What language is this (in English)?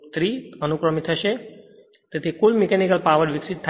Gujarati